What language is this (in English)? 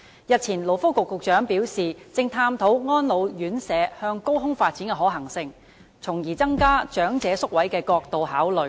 Cantonese